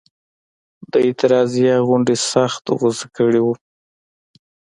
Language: Pashto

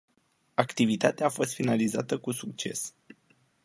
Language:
Romanian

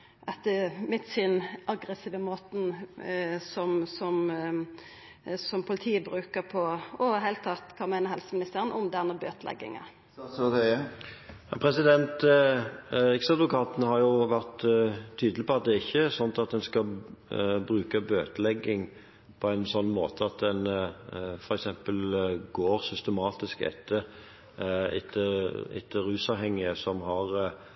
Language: Norwegian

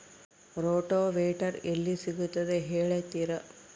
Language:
Kannada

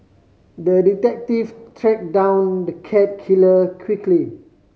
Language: English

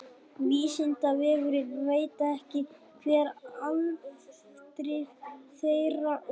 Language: Icelandic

